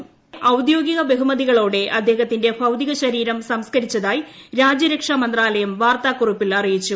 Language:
Malayalam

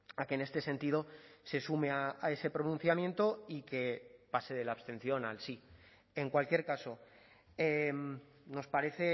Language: Spanish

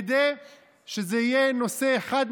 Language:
Hebrew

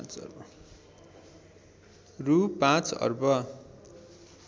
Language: Nepali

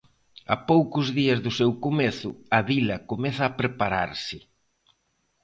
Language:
Galician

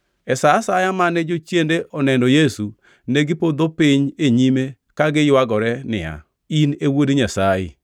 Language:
Luo (Kenya and Tanzania)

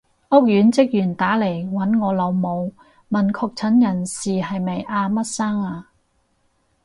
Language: Cantonese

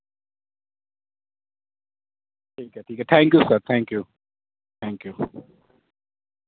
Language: Urdu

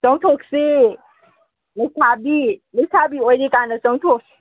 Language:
Manipuri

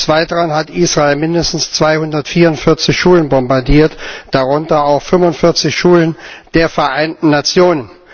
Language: German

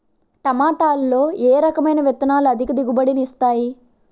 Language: Telugu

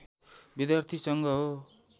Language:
Nepali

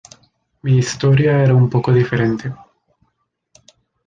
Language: Spanish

